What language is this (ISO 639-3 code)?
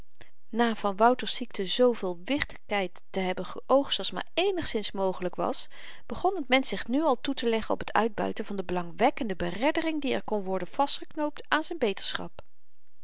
nld